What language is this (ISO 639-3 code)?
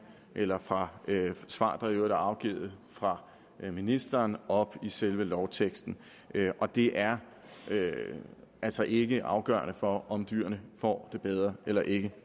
dan